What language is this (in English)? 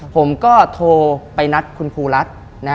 Thai